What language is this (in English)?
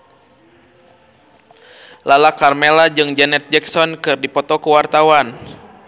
Sundanese